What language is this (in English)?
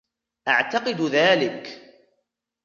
Arabic